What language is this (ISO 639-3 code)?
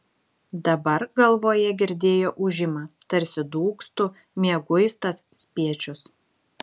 lit